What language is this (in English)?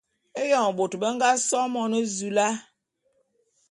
Bulu